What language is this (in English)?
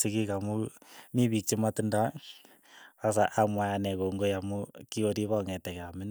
Keiyo